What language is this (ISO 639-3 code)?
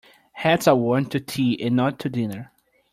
eng